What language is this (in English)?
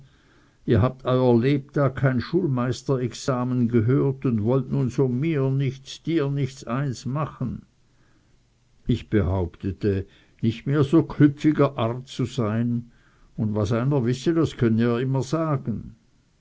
German